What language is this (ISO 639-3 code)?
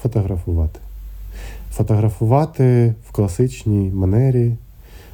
ukr